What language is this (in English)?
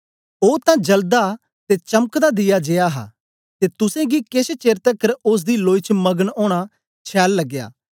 Dogri